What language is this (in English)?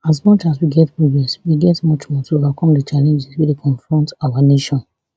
Nigerian Pidgin